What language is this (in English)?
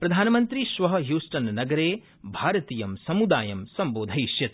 Sanskrit